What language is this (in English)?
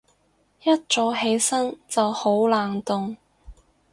Cantonese